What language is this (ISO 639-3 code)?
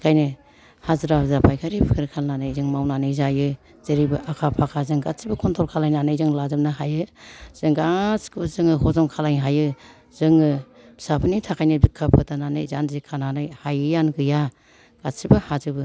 brx